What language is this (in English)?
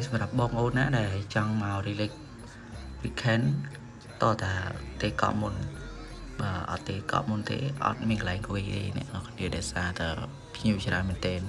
Khmer